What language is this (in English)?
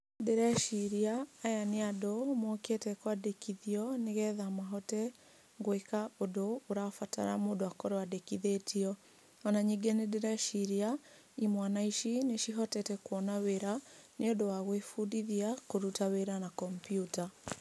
Kikuyu